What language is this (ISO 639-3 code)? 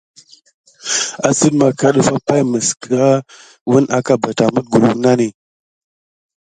gid